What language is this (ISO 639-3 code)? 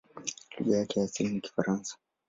swa